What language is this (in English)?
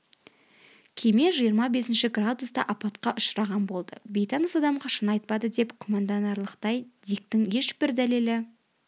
Kazakh